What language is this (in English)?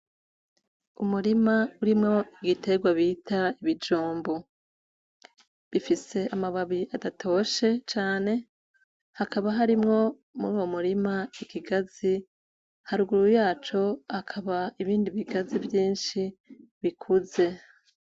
Rundi